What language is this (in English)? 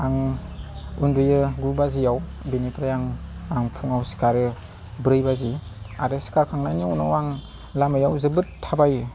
Bodo